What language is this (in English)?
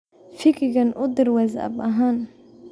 Somali